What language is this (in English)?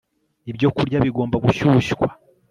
Kinyarwanda